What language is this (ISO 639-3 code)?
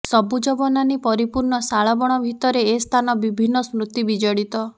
ori